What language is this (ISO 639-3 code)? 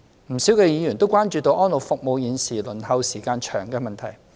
yue